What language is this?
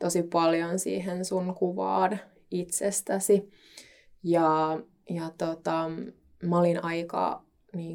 Finnish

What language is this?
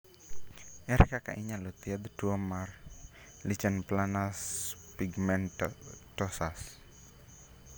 Luo (Kenya and Tanzania)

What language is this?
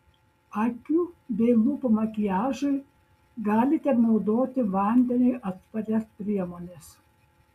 Lithuanian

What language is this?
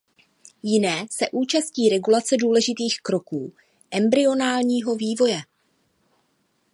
Czech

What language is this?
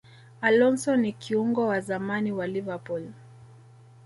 Swahili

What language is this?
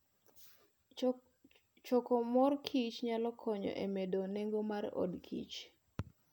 Luo (Kenya and Tanzania)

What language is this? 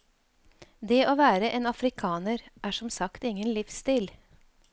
Norwegian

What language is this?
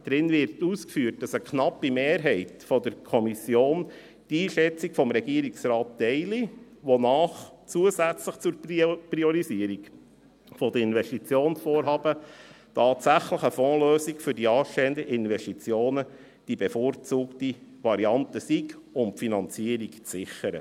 Swiss German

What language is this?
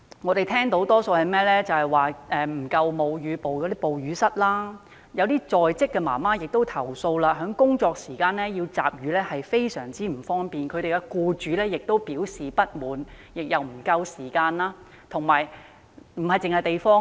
Cantonese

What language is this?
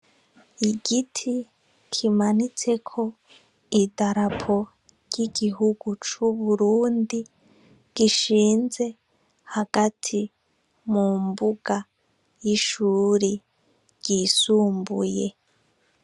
Rundi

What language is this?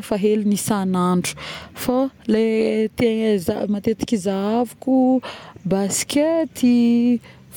Northern Betsimisaraka Malagasy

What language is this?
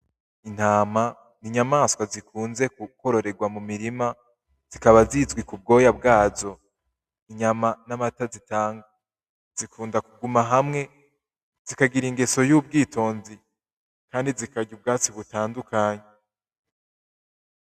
Rundi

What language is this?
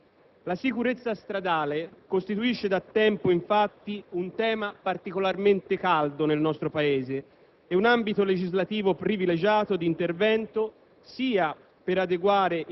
Italian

